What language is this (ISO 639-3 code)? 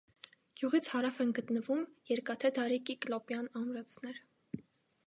hye